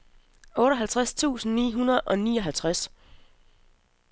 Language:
Danish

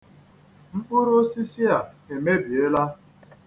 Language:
Igbo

